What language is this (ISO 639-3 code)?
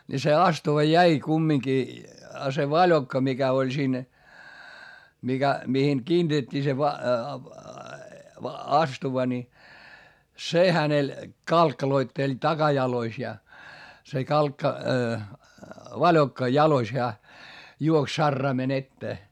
fin